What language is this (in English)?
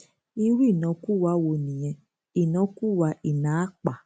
Yoruba